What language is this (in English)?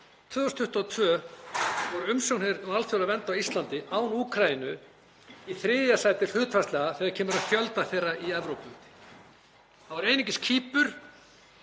Icelandic